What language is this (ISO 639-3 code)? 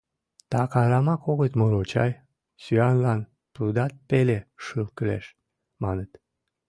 chm